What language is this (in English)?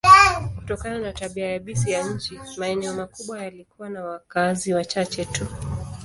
Swahili